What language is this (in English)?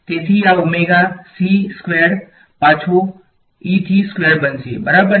Gujarati